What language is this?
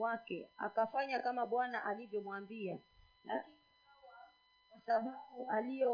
Swahili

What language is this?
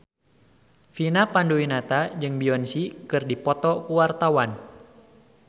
Sundanese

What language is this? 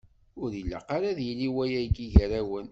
Kabyle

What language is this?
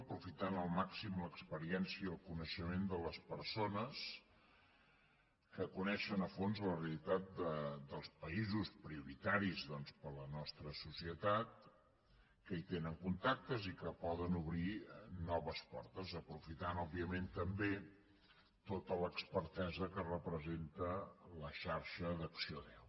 Catalan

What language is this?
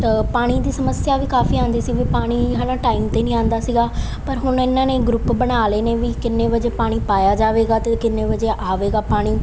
Punjabi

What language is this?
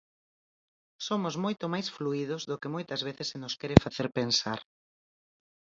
Galician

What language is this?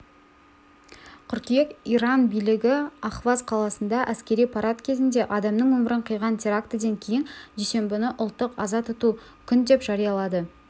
Kazakh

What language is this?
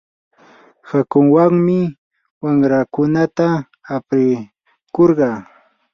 Yanahuanca Pasco Quechua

